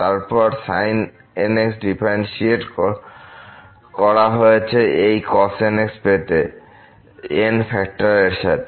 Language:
Bangla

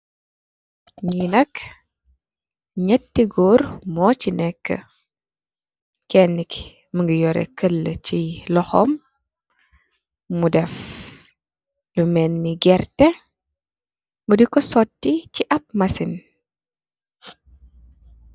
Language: Wolof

